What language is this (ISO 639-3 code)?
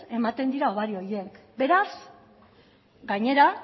eus